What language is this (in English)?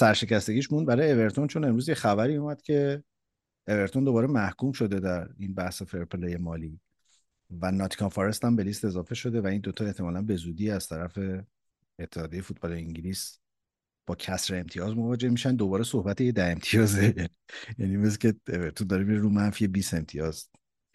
Persian